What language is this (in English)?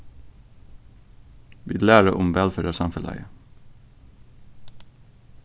Faroese